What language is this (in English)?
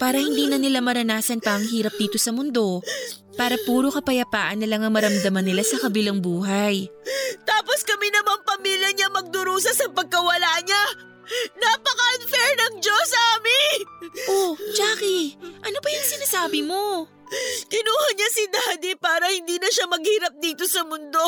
Filipino